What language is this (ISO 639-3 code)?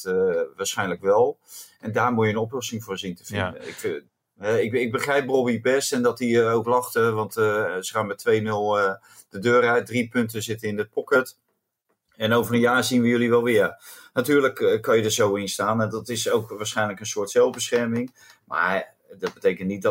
nld